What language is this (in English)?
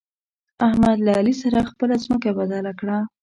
Pashto